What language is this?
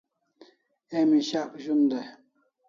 Kalasha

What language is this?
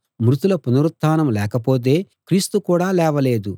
Telugu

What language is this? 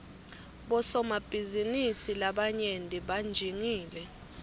Swati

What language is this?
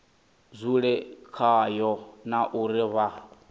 Venda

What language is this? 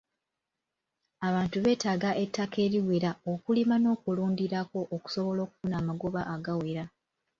Ganda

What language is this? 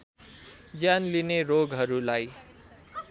Nepali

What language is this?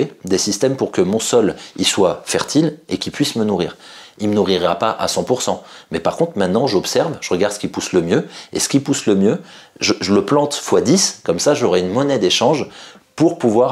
French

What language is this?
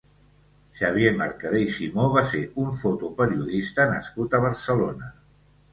Catalan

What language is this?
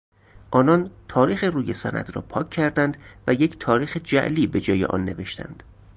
Persian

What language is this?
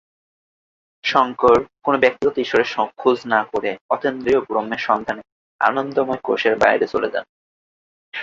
Bangla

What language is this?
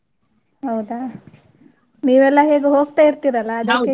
Kannada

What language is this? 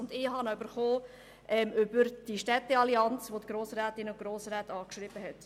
Swiss German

